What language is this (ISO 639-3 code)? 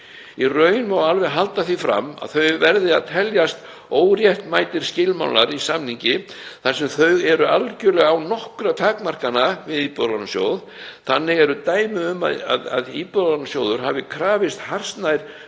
isl